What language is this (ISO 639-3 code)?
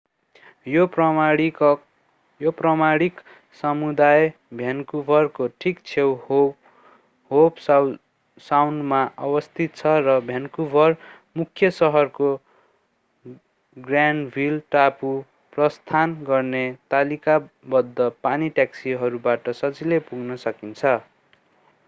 nep